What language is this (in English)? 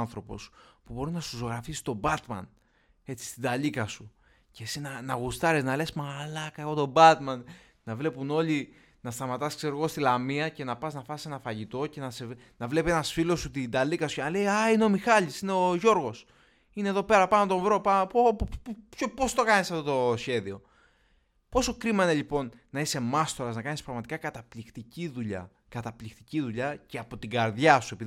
Greek